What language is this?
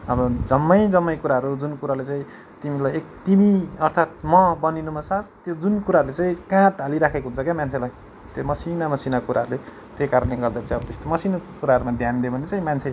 Nepali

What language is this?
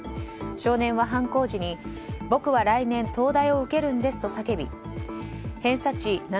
Japanese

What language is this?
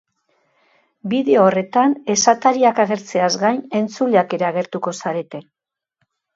Basque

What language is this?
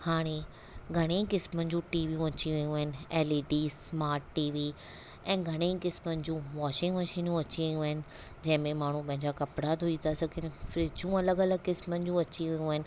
Sindhi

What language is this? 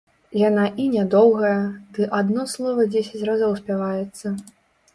Belarusian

